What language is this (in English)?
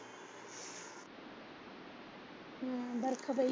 Punjabi